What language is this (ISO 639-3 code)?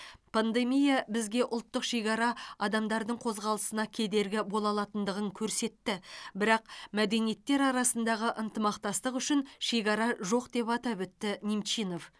kaz